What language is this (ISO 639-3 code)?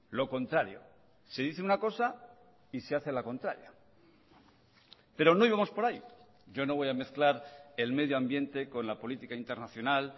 spa